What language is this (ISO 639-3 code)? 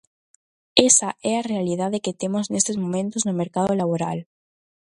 glg